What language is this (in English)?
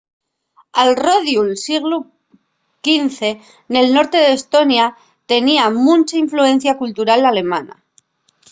Asturian